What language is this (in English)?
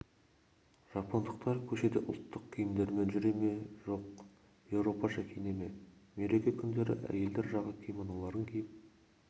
Kazakh